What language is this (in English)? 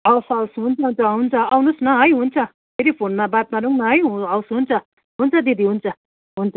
Nepali